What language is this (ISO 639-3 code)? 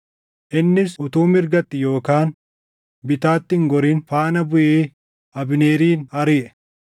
orm